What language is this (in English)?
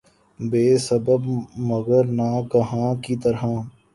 Urdu